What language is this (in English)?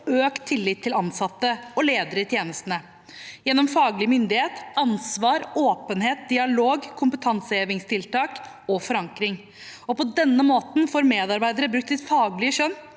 Norwegian